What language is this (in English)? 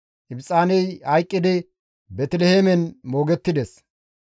Gamo